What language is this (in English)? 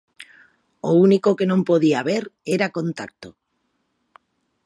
Galician